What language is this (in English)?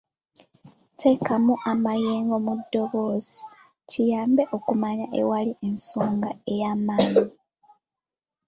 Ganda